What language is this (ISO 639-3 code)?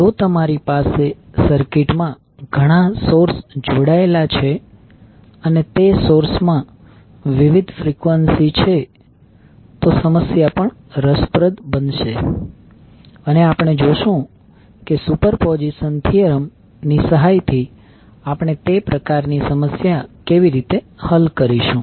guj